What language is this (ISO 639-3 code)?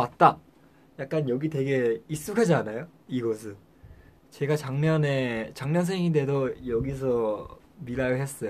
kor